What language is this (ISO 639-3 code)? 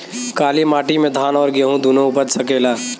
bho